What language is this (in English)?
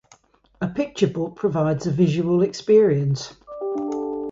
English